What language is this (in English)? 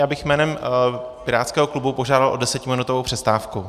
Czech